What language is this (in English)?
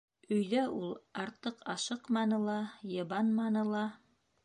Bashkir